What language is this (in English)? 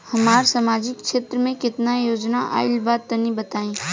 Bhojpuri